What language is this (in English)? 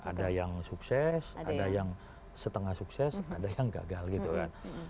Indonesian